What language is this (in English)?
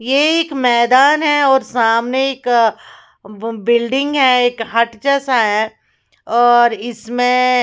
Hindi